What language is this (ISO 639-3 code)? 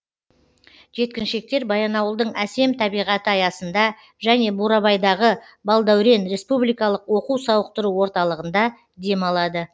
kaz